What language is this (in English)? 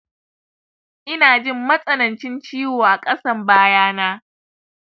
Hausa